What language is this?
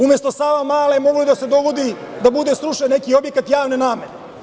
Serbian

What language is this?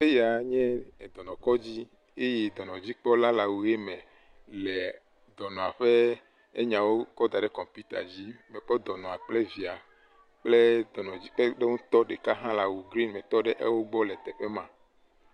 Ewe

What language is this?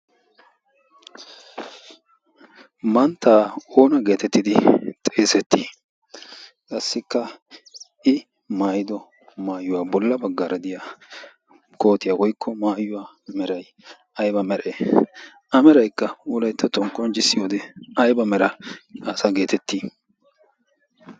Wolaytta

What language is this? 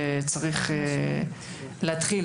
Hebrew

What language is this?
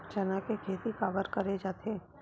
Chhattisgarhi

